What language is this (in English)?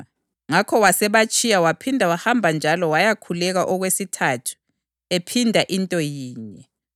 North Ndebele